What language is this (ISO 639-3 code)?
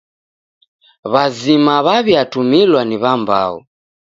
dav